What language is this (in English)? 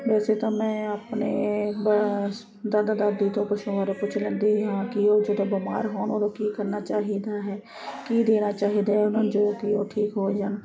Punjabi